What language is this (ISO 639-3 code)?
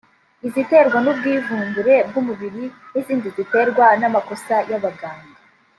kin